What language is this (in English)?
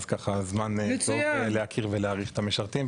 Hebrew